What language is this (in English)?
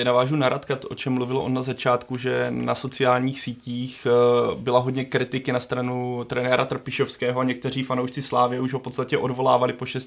Czech